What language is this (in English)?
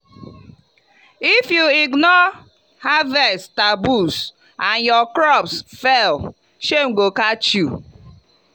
Nigerian Pidgin